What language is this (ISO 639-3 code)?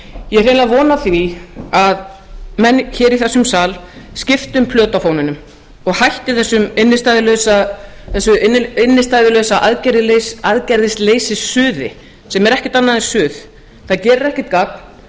isl